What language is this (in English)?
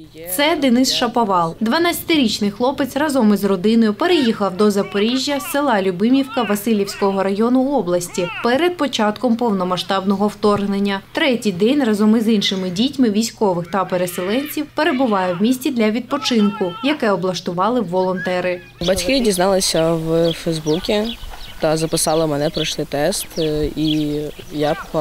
Ukrainian